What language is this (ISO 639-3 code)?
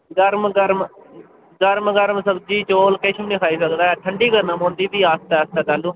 doi